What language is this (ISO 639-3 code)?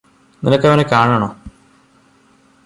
mal